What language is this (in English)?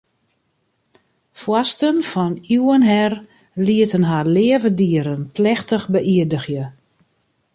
Western Frisian